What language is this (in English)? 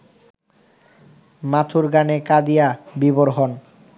Bangla